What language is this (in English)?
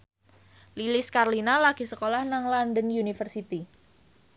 Javanese